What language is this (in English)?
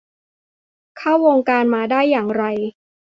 Thai